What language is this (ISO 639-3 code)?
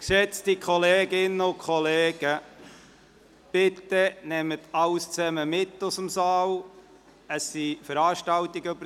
gsw